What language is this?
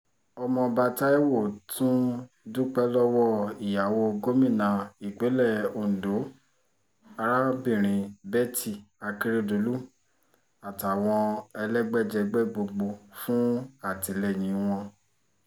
Yoruba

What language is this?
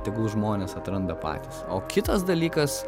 Lithuanian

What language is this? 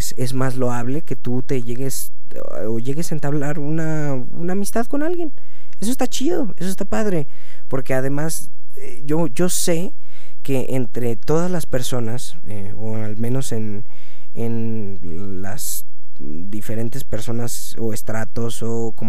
Spanish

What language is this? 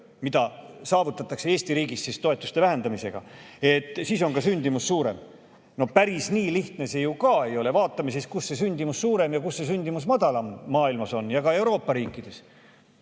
Estonian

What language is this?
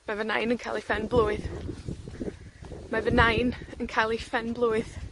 Welsh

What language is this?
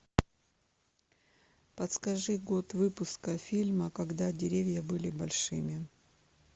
Russian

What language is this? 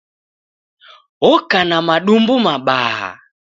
Taita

